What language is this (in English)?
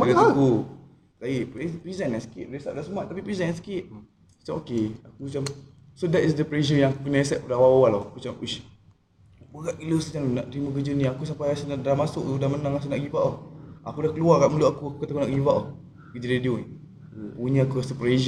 Malay